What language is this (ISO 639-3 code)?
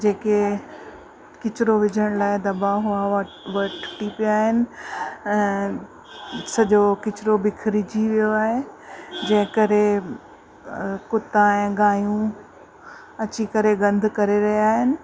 snd